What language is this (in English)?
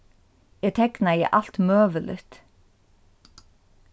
Faroese